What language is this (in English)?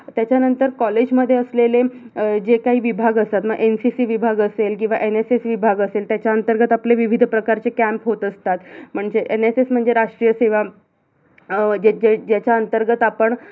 Marathi